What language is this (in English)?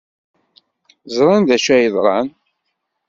Kabyle